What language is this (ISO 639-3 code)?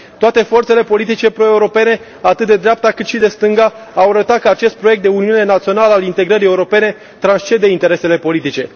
ron